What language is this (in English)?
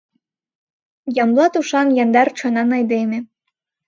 Mari